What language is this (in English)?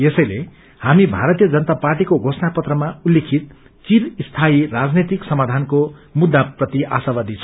Nepali